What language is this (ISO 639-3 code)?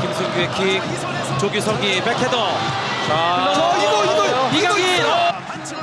kor